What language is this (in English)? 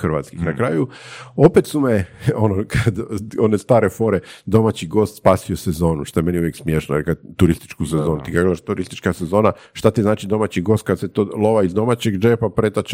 Croatian